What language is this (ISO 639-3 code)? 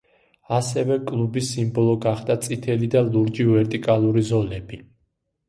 kat